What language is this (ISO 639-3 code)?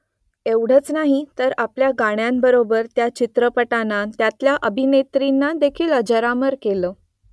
mar